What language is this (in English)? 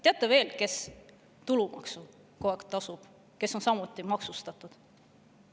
Estonian